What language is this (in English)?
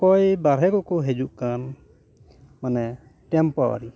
Santali